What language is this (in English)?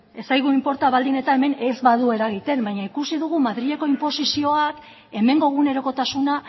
Basque